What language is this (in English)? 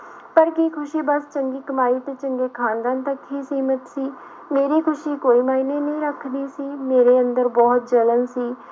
Punjabi